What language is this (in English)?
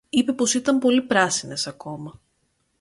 Greek